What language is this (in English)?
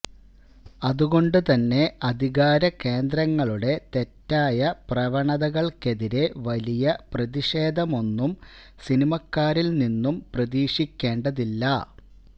Malayalam